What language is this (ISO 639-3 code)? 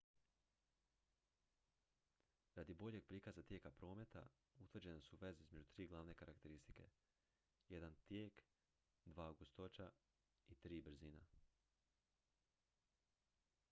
hrv